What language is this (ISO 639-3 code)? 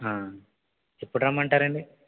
tel